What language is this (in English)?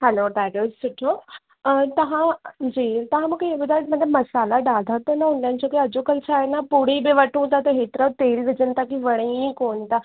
Sindhi